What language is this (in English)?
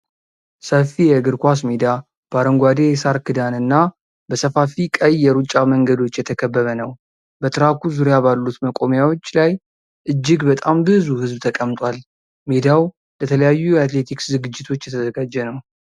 Amharic